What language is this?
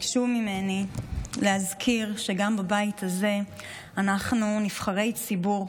Hebrew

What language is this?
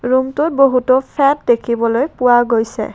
Assamese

